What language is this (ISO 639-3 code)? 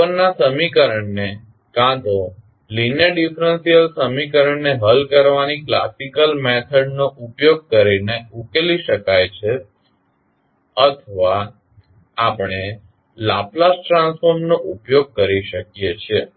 guj